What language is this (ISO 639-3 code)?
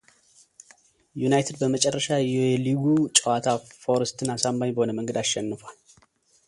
amh